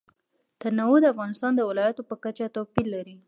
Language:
Pashto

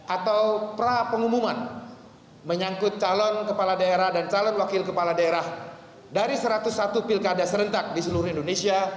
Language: Indonesian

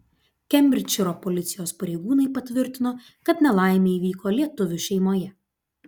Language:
Lithuanian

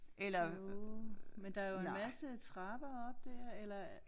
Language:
Danish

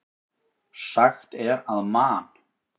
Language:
Icelandic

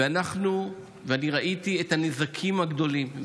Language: Hebrew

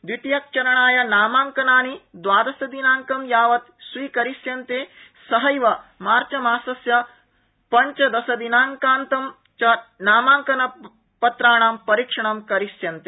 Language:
Sanskrit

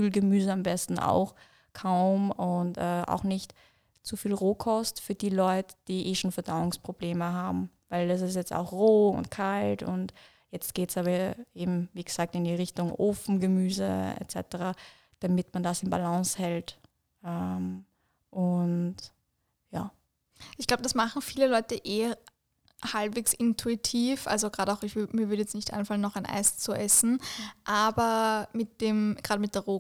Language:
German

